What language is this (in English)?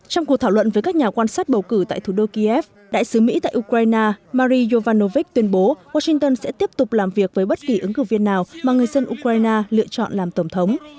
Vietnamese